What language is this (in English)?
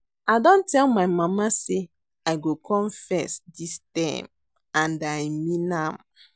Nigerian Pidgin